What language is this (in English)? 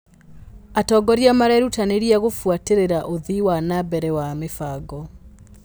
Kikuyu